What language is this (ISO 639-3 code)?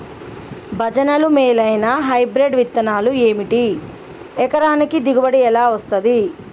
tel